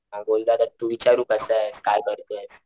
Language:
Marathi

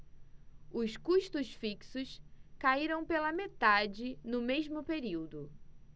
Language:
Portuguese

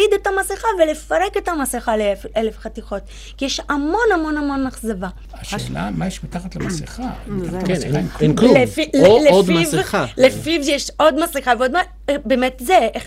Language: Hebrew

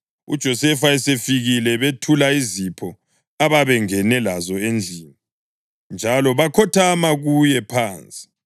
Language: North Ndebele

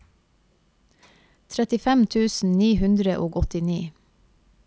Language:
Norwegian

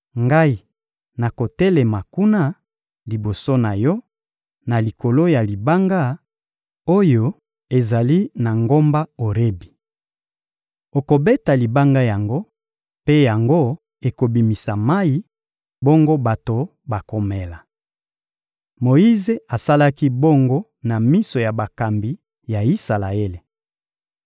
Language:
Lingala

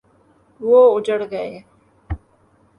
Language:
Urdu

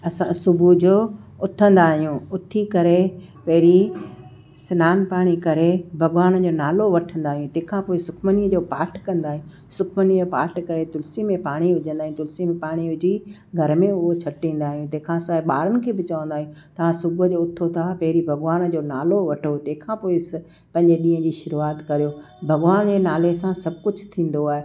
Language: Sindhi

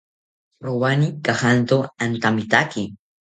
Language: South Ucayali Ashéninka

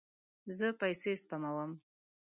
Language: Pashto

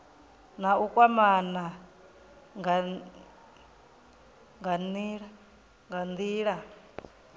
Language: Venda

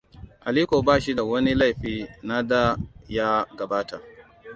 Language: Hausa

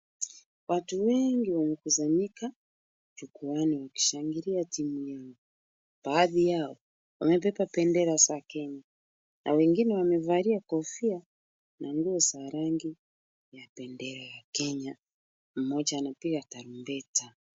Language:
Swahili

